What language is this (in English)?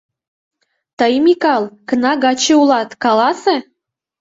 Mari